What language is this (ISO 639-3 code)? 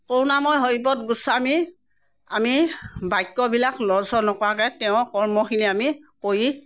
asm